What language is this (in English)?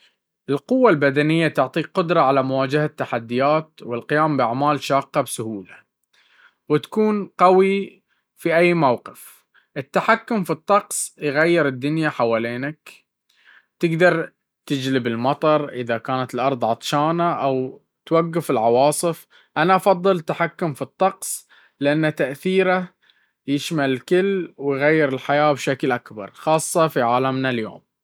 Baharna Arabic